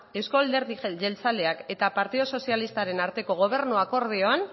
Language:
Basque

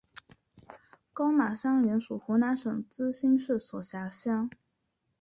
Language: Chinese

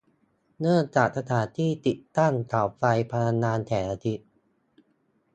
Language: Thai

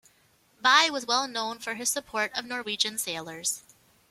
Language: English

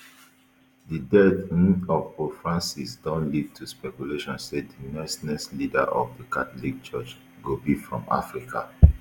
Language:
Nigerian Pidgin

